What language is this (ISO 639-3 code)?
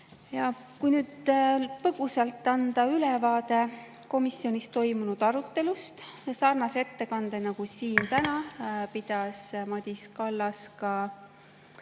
est